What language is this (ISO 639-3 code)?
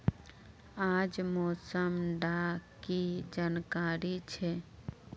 mag